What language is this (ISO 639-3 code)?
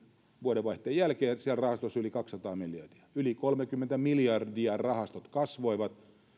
fin